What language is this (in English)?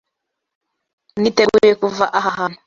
Kinyarwanda